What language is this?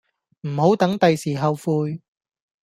Cantonese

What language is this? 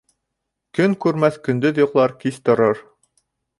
Bashkir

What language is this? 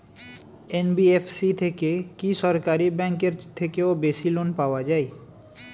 Bangla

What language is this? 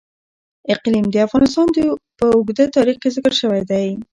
Pashto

